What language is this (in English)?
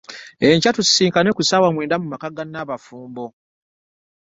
Ganda